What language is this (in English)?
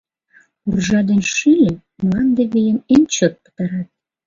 Mari